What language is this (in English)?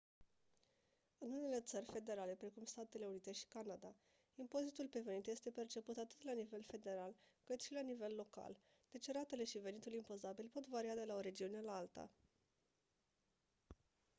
Romanian